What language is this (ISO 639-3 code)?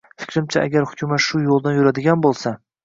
uzb